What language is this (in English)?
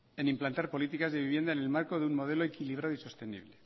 Spanish